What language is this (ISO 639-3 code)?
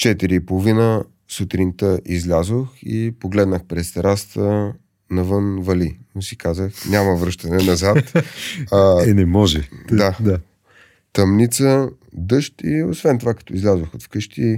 bul